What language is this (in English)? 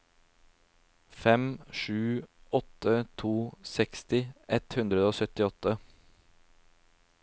Norwegian